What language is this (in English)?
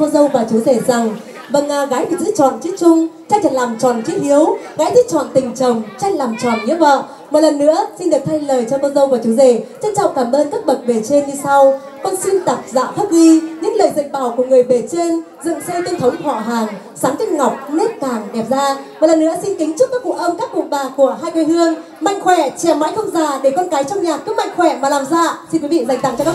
Vietnamese